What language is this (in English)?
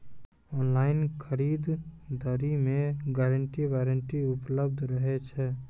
Maithili